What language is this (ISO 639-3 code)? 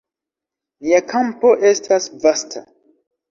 epo